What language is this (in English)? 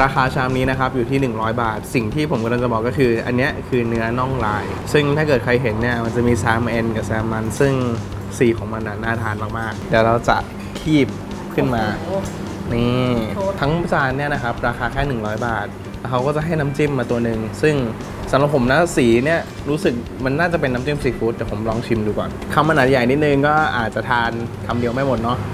Thai